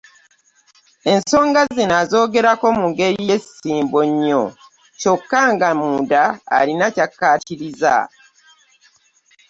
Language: Ganda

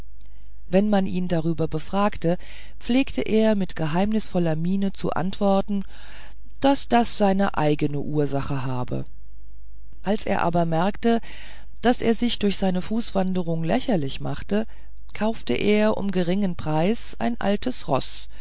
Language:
German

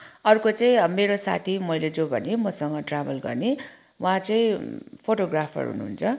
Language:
Nepali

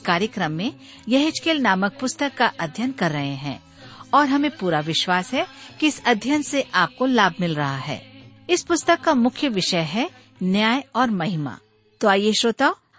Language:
Hindi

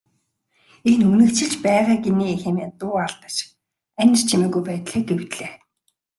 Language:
Mongolian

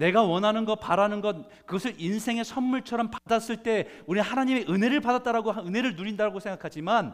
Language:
Korean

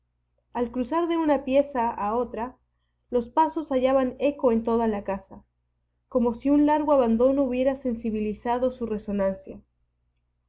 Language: Spanish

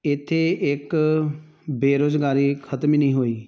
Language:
Punjabi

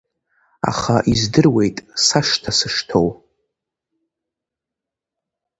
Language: Abkhazian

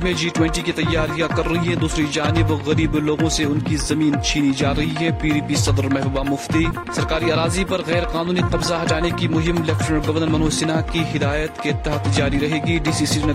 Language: Urdu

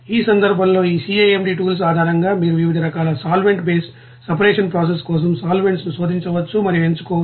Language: Telugu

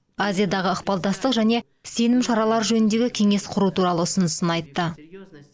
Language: Kazakh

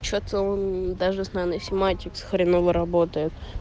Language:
Russian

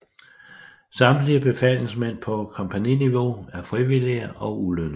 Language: Danish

